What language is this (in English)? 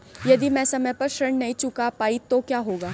Hindi